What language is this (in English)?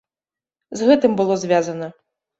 Belarusian